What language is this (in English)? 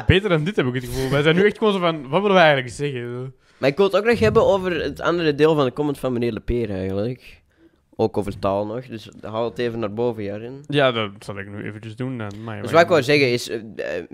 Dutch